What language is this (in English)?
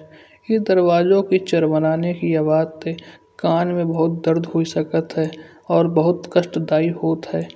Kanauji